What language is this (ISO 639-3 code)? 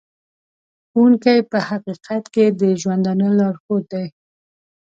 pus